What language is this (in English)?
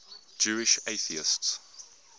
English